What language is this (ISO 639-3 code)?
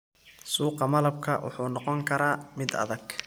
som